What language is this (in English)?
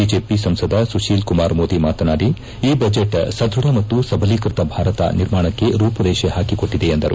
Kannada